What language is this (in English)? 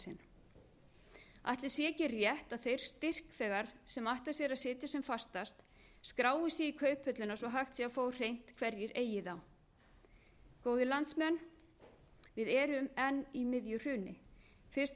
Icelandic